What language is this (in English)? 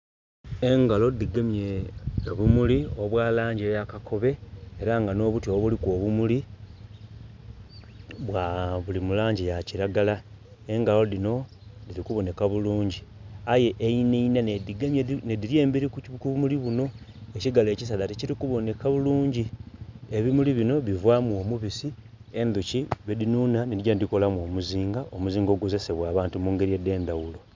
Soga